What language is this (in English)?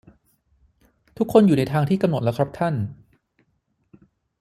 Thai